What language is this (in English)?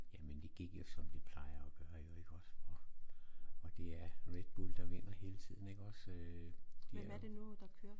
Danish